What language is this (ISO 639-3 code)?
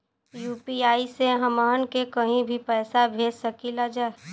bho